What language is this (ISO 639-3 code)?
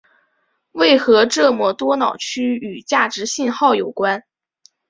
zho